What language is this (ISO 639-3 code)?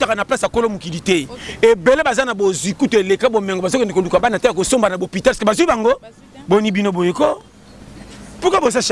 fra